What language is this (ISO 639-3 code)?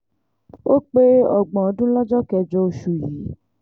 yor